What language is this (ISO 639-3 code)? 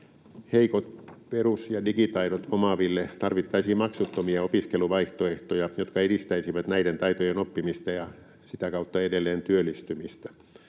fin